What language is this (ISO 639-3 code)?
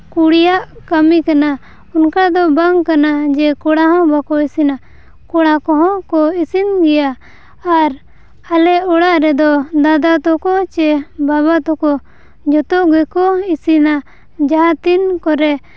sat